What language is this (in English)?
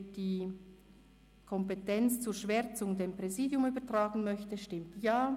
Swiss German